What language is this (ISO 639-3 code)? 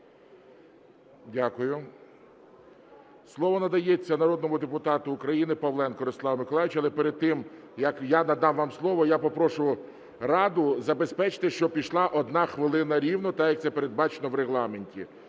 ukr